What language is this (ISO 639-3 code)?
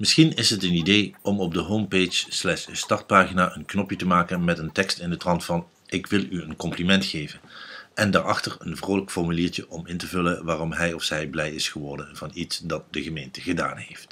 nld